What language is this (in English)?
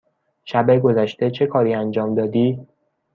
Persian